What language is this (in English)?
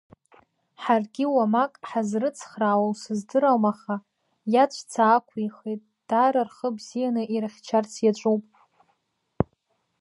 Abkhazian